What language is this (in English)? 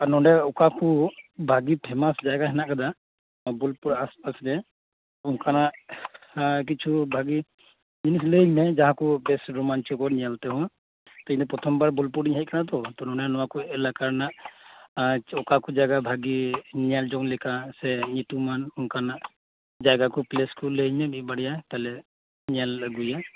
Santali